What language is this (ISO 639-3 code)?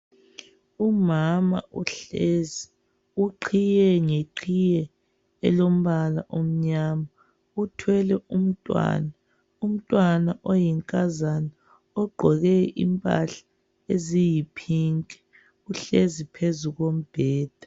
nde